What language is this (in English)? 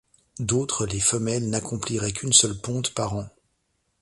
French